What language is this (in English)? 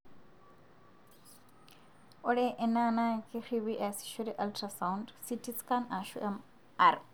Masai